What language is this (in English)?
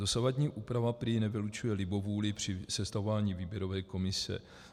Czech